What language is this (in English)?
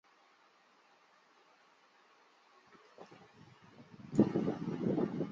Chinese